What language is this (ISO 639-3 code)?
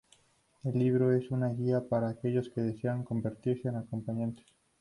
spa